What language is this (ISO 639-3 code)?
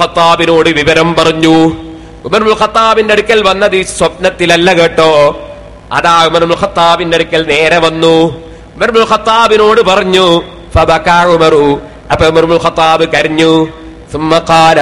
ara